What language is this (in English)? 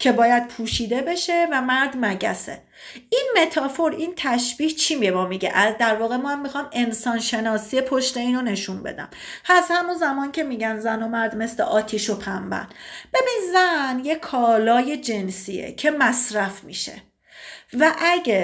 Persian